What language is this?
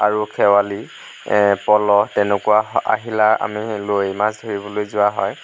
Assamese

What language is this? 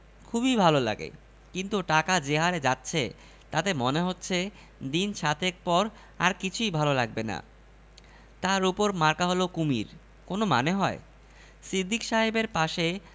Bangla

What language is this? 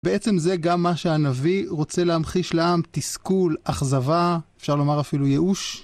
Hebrew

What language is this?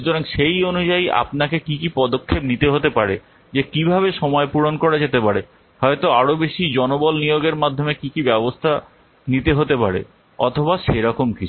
Bangla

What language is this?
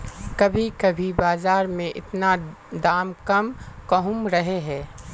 Magahi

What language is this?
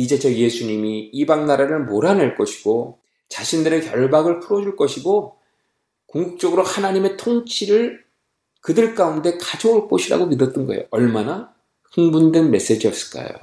Korean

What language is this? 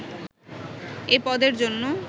Bangla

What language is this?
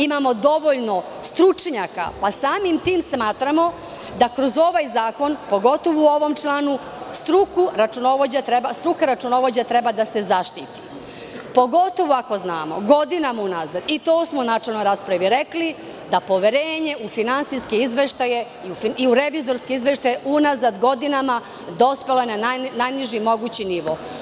Serbian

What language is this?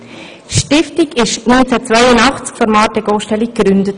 Swiss German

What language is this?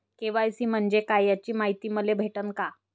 Marathi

